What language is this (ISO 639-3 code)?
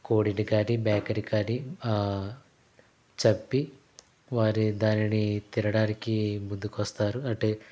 tel